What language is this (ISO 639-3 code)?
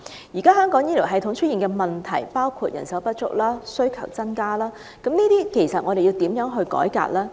yue